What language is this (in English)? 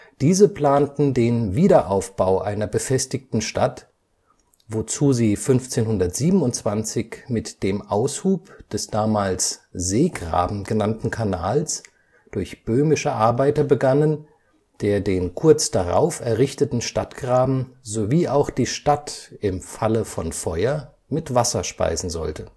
German